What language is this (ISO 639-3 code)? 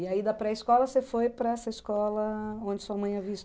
por